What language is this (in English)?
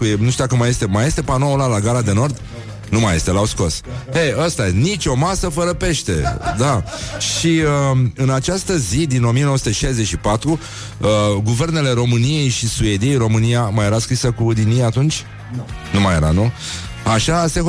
Romanian